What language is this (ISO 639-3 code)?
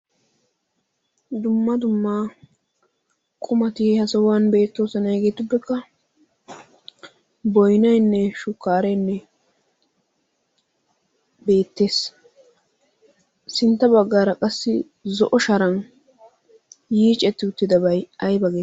wal